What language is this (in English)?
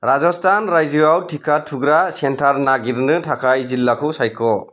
Bodo